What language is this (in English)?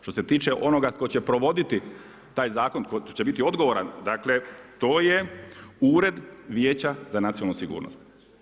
Croatian